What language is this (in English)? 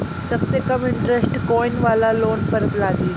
Bhojpuri